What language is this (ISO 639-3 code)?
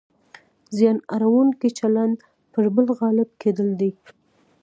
pus